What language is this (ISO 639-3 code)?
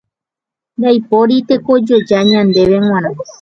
grn